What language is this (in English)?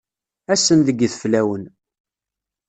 Kabyle